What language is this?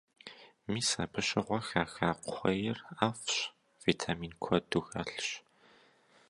Kabardian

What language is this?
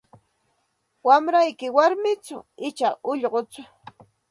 Santa Ana de Tusi Pasco Quechua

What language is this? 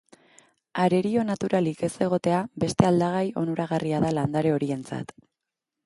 Basque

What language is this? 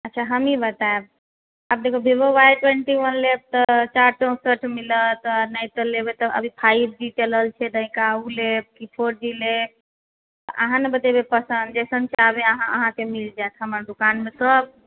Maithili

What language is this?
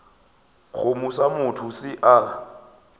Northern Sotho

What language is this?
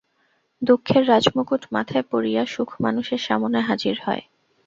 Bangla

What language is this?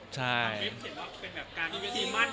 Thai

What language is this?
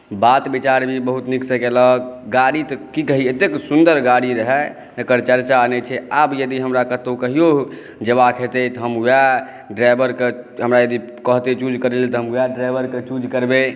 Maithili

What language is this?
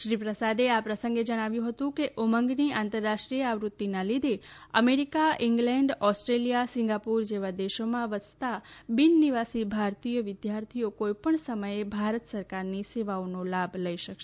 Gujarati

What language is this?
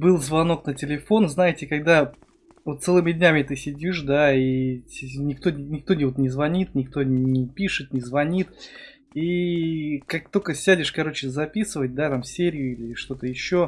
Russian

